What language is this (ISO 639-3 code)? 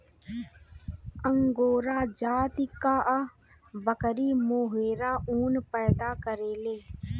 bho